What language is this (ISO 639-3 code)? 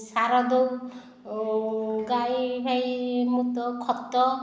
ori